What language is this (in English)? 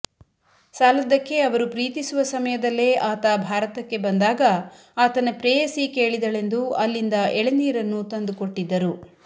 Kannada